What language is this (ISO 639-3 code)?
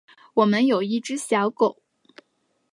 zho